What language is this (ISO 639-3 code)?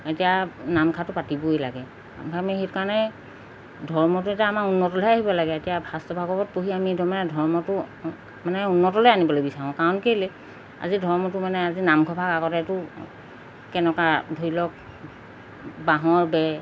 asm